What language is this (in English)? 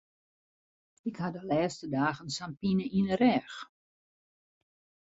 Western Frisian